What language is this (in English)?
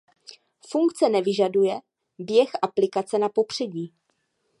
Czech